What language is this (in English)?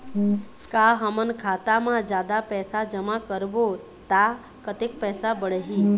Chhattisgarhi